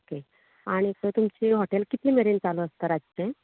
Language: Konkani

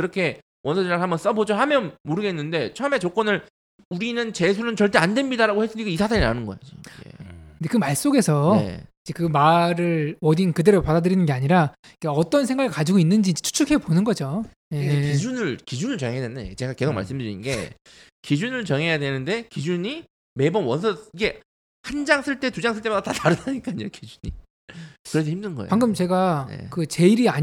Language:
Korean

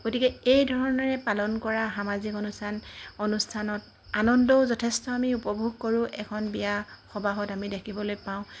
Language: Assamese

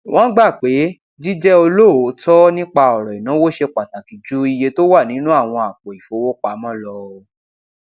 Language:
Yoruba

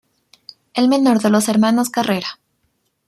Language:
Spanish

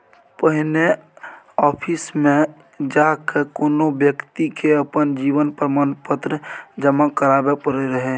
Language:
Maithili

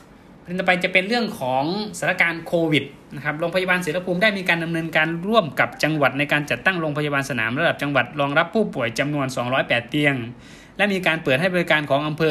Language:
Thai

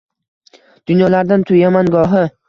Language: Uzbek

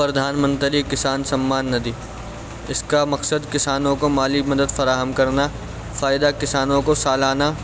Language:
Urdu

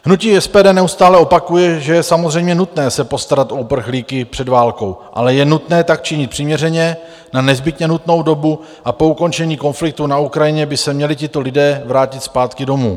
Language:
Czech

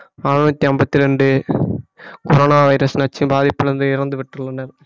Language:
Tamil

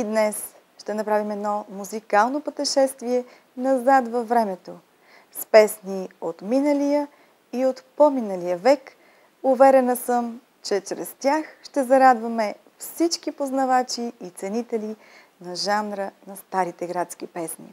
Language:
Bulgarian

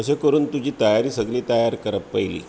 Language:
Konkani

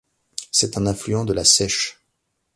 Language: French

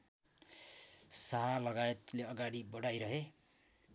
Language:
Nepali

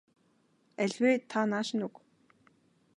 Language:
Mongolian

